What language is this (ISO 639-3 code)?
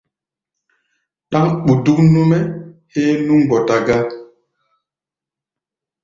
gba